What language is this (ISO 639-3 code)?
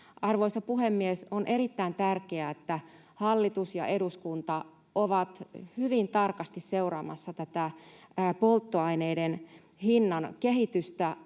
fin